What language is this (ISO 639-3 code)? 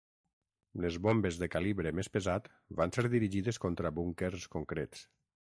cat